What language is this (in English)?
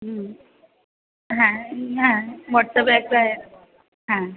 Bangla